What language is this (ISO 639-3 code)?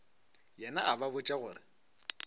nso